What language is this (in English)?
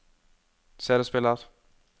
Norwegian